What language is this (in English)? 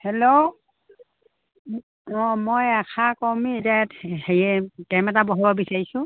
Assamese